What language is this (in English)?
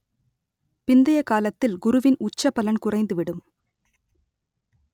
Tamil